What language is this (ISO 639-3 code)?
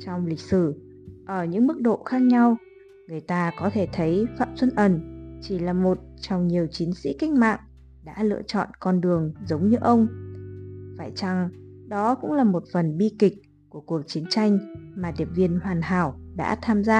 vie